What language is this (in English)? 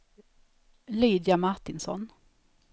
Swedish